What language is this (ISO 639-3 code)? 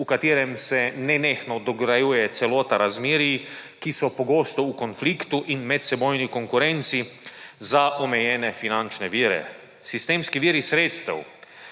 slv